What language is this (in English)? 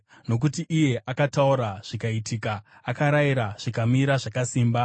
Shona